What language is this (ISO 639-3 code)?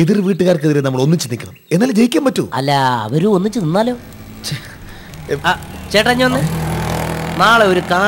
mal